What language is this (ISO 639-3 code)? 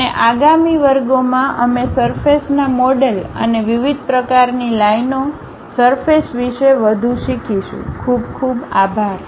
guj